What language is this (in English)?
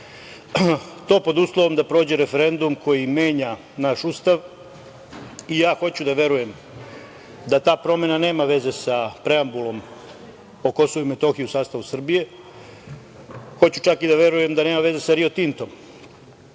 Serbian